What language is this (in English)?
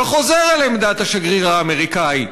Hebrew